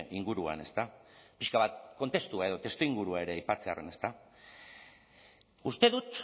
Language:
Basque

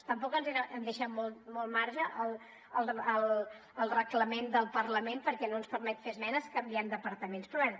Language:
Catalan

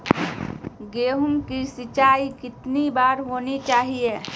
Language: Magahi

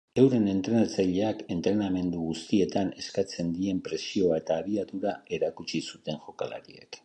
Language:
Basque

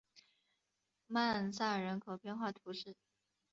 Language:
Chinese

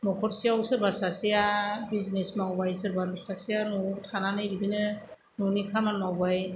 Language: Bodo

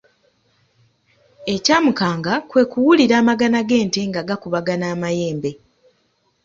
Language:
Ganda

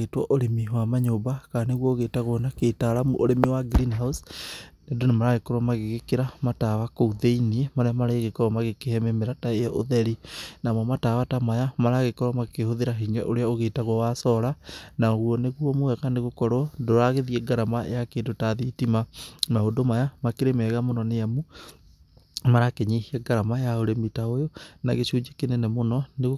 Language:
Kikuyu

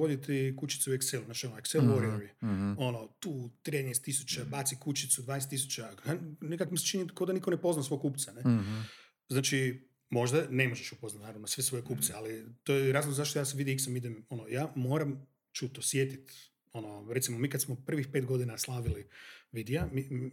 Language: Croatian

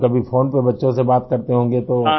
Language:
Urdu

